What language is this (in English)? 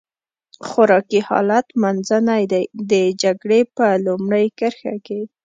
Pashto